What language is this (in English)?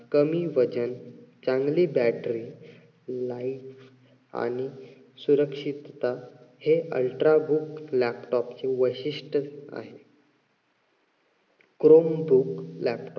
Marathi